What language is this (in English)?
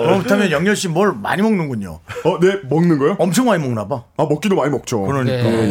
Korean